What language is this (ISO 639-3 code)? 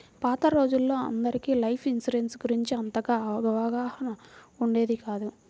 tel